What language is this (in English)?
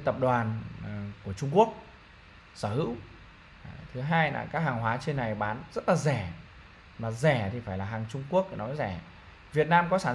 Vietnamese